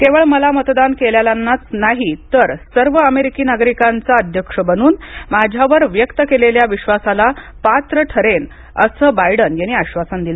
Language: Marathi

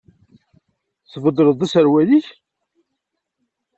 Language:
Kabyle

